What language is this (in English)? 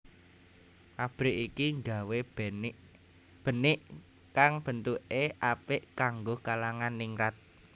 Javanese